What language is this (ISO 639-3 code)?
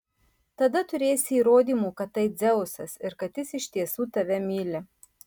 lit